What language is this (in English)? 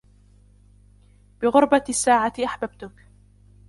Arabic